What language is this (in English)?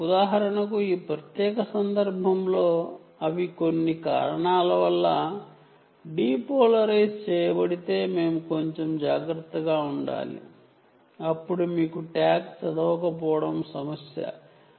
Telugu